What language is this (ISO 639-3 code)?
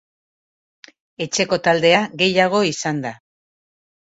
eus